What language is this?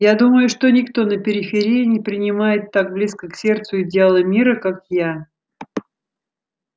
Russian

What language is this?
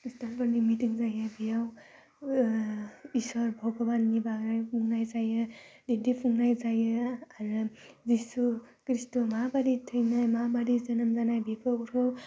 Bodo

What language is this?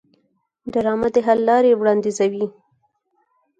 Pashto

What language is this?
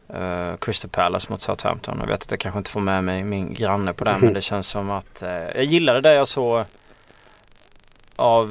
Swedish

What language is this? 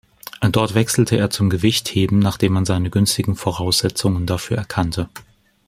German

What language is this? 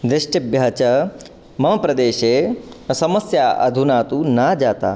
Sanskrit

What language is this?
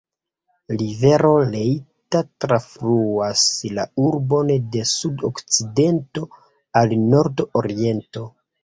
Esperanto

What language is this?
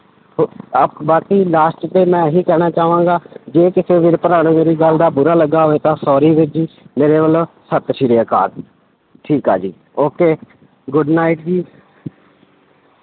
Punjabi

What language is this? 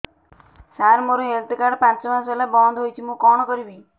Odia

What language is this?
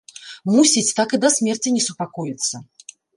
Belarusian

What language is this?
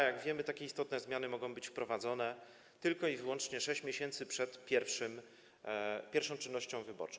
Polish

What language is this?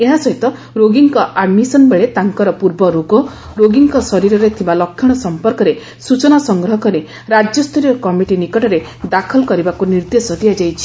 Odia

